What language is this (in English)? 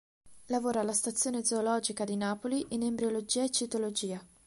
Italian